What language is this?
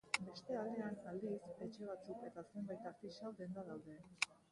Basque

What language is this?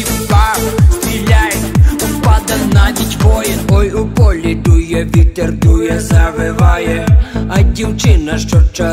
Russian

